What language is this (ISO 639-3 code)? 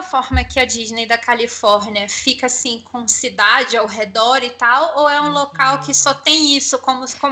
por